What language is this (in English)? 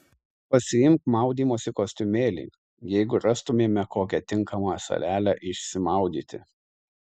Lithuanian